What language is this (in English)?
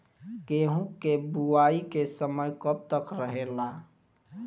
Bhojpuri